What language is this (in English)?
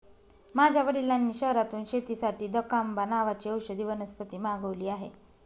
Marathi